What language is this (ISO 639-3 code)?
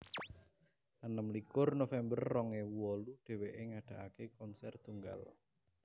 jav